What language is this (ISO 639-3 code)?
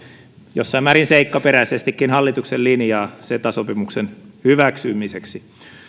fin